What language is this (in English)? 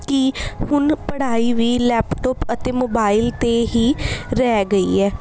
Punjabi